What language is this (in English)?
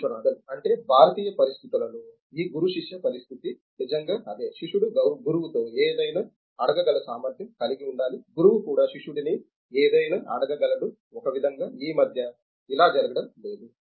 Telugu